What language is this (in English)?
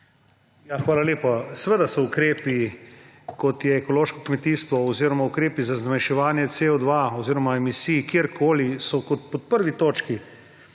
Slovenian